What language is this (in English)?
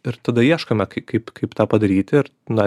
Lithuanian